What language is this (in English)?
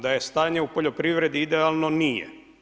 Croatian